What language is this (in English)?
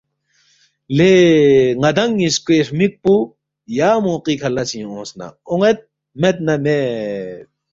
Balti